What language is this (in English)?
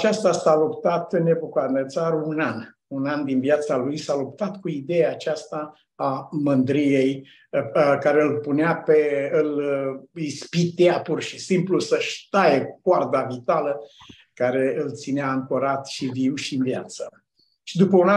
Romanian